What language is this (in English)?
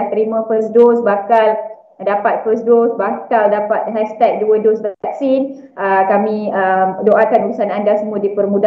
Malay